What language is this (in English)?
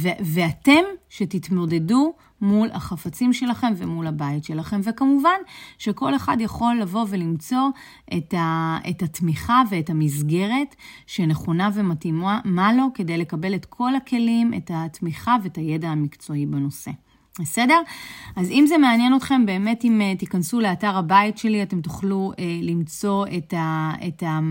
Hebrew